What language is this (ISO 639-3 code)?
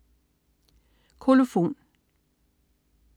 dan